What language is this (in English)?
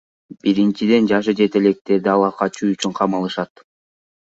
Kyrgyz